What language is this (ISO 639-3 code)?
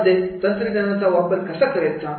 mar